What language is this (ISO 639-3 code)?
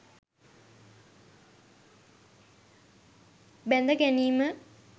sin